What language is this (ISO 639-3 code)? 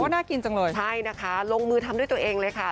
tha